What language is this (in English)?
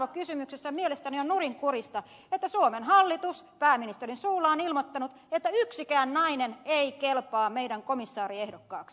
Finnish